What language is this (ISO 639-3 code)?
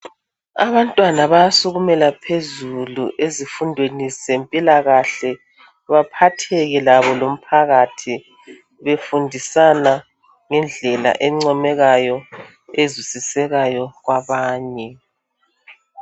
nde